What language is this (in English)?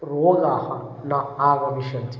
Sanskrit